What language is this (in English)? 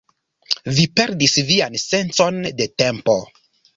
Esperanto